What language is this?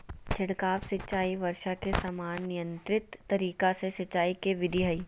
Magahi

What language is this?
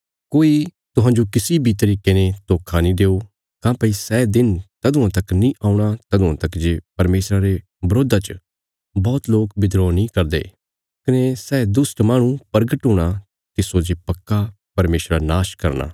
Bilaspuri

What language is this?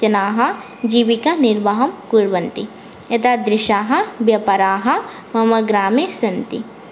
Sanskrit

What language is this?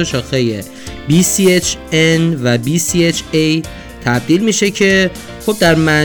Persian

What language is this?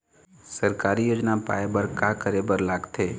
Chhattisgarhi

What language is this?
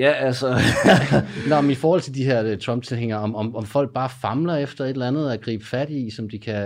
Danish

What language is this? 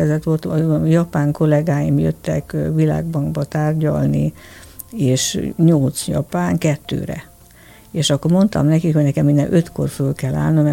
Hungarian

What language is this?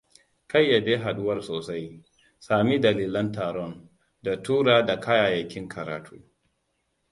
Hausa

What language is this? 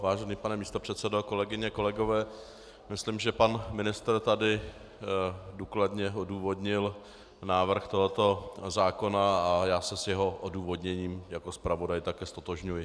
Czech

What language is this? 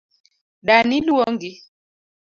Luo (Kenya and Tanzania)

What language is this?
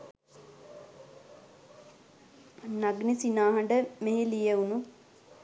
Sinhala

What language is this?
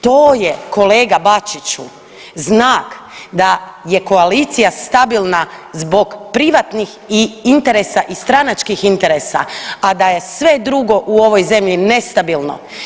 Croatian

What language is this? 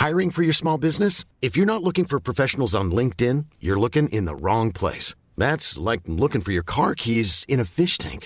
Filipino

